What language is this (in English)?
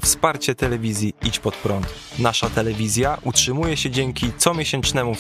Polish